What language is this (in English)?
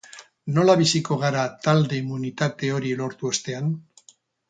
Basque